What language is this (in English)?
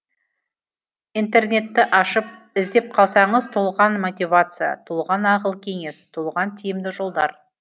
Kazakh